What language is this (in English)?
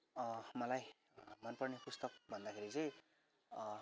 Nepali